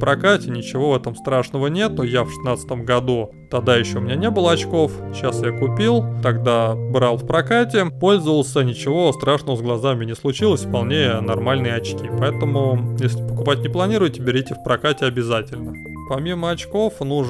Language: Russian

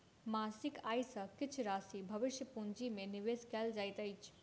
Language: Maithili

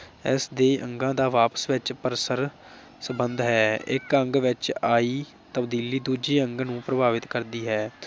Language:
Punjabi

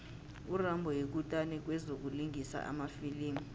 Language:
South Ndebele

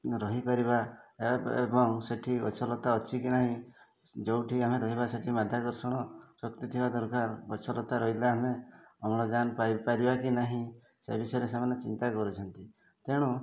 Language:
Odia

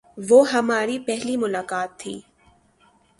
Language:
Urdu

